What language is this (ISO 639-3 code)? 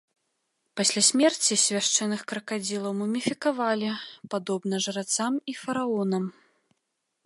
bel